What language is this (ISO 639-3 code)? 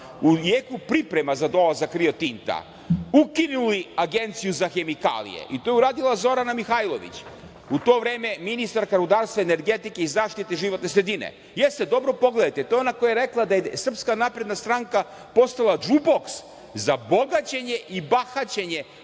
srp